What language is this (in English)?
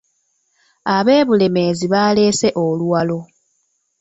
Ganda